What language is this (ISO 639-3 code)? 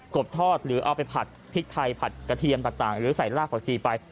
tha